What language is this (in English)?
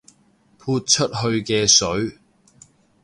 Cantonese